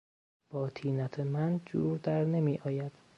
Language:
Persian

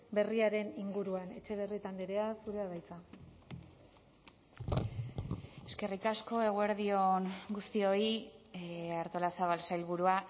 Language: Basque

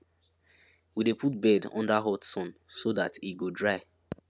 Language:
Nigerian Pidgin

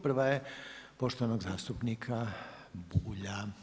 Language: Croatian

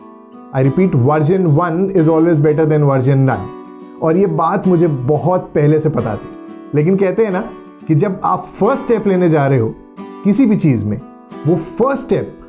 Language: Hindi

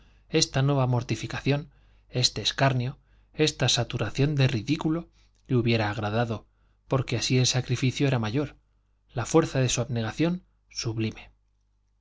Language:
Spanish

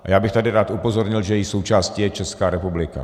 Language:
Czech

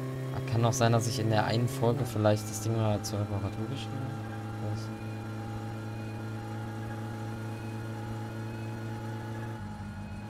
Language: German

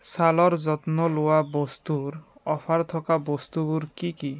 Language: Assamese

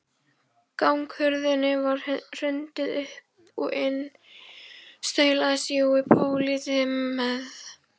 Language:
Icelandic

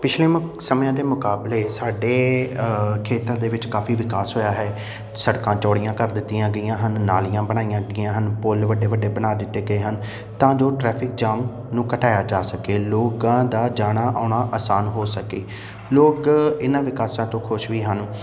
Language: Punjabi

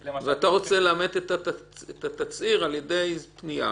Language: Hebrew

